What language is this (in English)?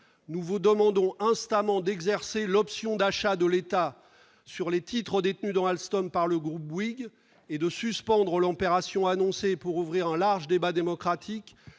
French